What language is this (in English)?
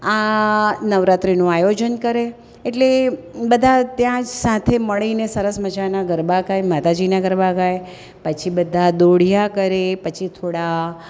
Gujarati